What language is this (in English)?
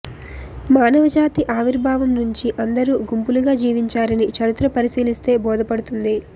Telugu